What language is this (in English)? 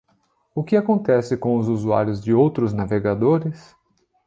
Portuguese